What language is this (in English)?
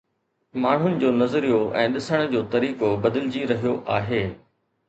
Sindhi